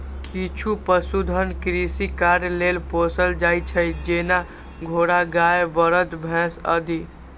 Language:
Maithili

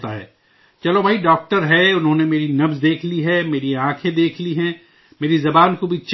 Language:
Urdu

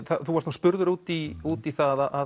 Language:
Icelandic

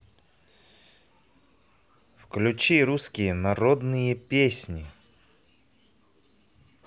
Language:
Russian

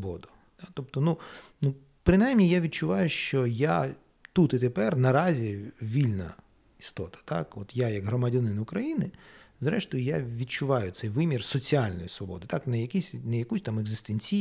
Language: Ukrainian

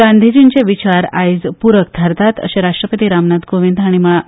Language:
Konkani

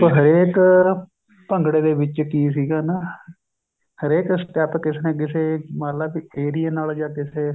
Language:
Punjabi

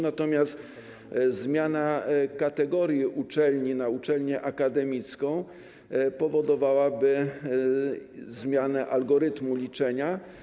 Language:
Polish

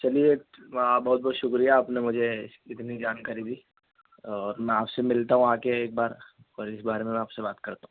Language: Urdu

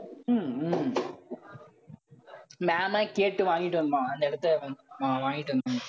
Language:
Tamil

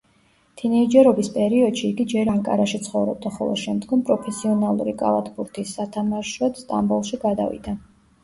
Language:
Georgian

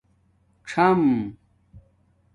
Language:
Domaaki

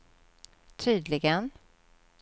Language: Swedish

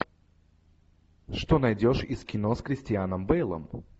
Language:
Russian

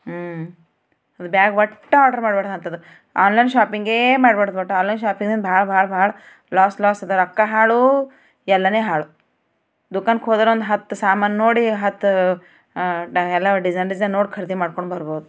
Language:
Kannada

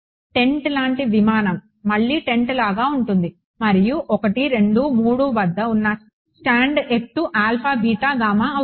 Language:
Telugu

